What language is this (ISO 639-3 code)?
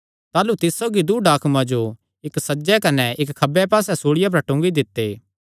xnr